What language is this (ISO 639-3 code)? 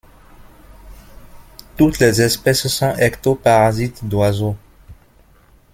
fra